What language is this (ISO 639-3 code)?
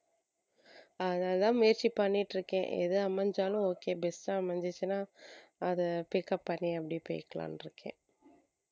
tam